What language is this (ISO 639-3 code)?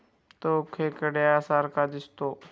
mar